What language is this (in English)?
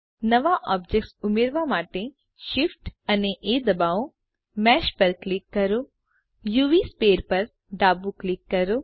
Gujarati